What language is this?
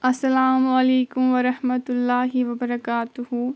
Kashmiri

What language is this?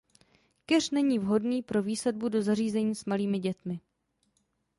Czech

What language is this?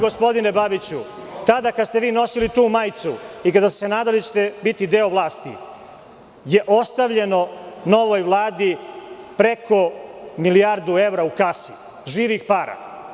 Serbian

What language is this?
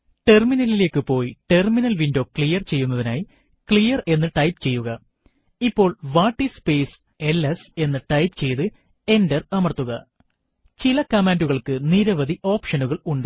Malayalam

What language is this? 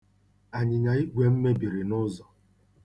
Igbo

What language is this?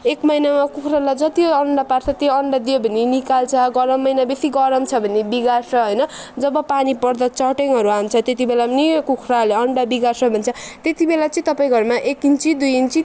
Nepali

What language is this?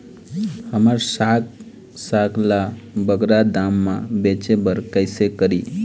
Chhattisgarhi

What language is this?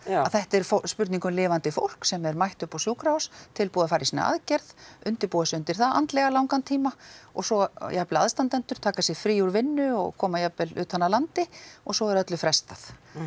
Icelandic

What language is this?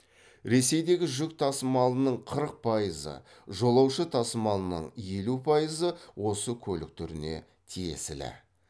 Kazakh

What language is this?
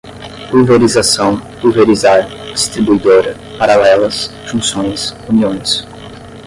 Portuguese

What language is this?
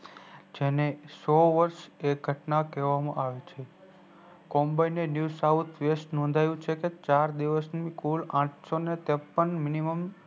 Gujarati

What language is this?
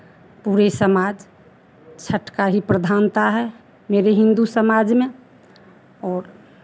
Hindi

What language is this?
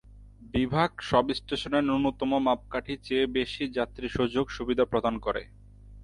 Bangla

